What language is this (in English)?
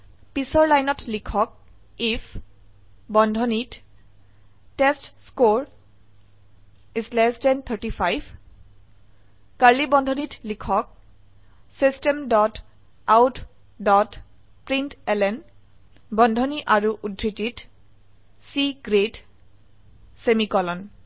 Assamese